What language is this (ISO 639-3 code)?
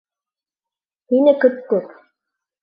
bak